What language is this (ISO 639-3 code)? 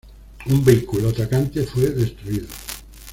spa